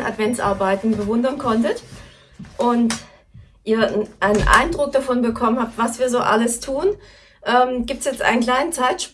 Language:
German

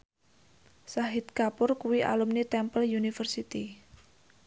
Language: Javanese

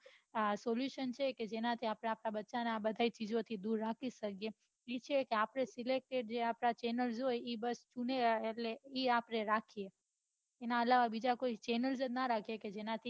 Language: Gujarati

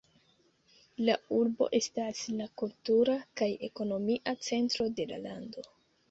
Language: Esperanto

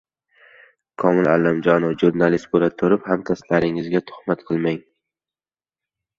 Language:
Uzbek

